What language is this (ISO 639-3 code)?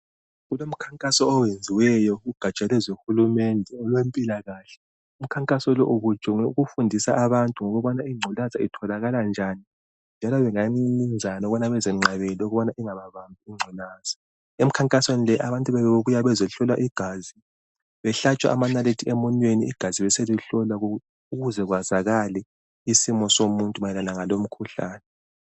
nde